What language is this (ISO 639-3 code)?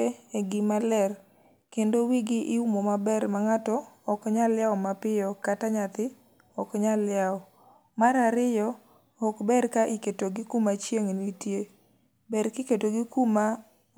luo